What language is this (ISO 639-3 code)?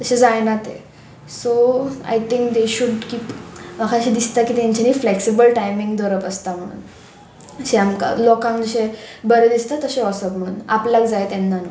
kok